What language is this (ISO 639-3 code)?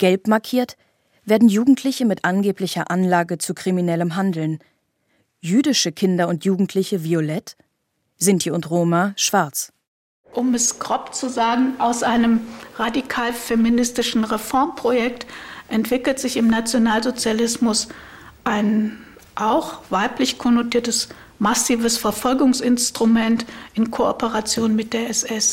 deu